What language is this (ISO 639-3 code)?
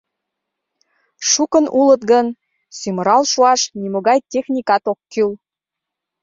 chm